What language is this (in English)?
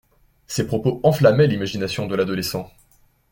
French